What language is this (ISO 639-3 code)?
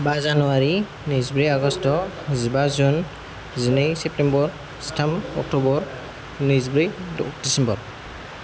brx